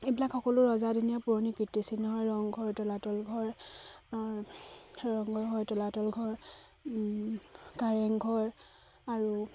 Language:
Assamese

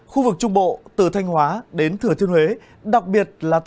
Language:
Vietnamese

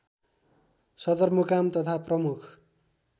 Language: Nepali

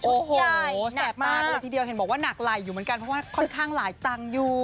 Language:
Thai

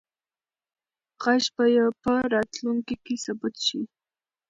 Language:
Pashto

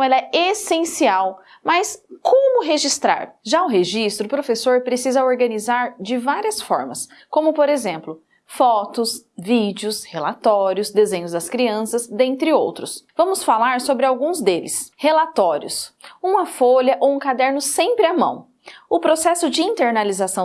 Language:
Portuguese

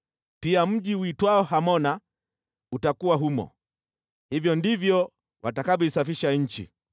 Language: Swahili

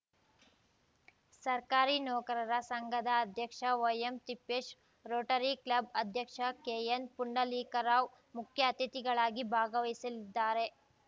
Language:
Kannada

